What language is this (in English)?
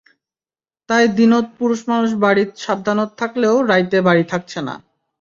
Bangla